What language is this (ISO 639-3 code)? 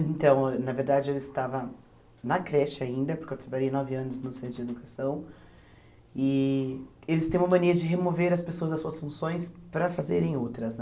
por